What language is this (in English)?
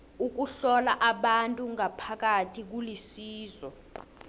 South Ndebele